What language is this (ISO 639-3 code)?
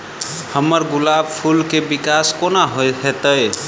mai